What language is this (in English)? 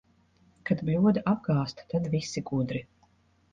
Latvian